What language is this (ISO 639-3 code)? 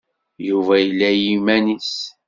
kab